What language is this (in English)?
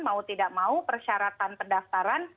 Indonesian